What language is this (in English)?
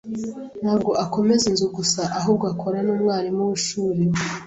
Kinyarwanda